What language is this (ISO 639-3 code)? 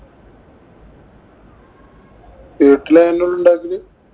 mal